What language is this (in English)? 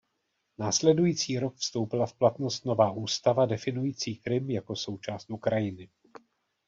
Czech